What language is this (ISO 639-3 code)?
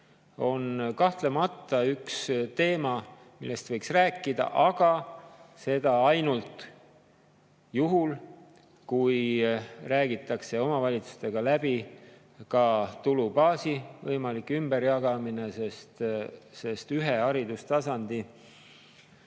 est